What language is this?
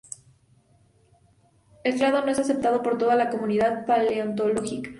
Spanish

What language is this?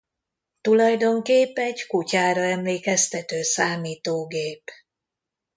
Hungarian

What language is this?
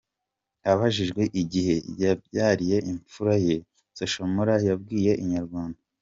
Kinyarwanda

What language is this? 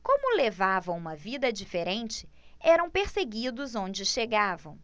Portuguese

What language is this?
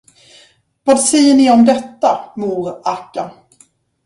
Swedish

